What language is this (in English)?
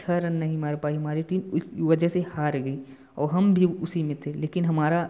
Hindi